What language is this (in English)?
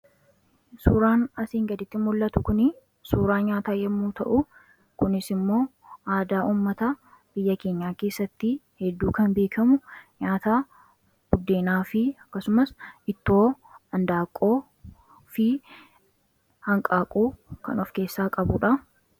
Oromo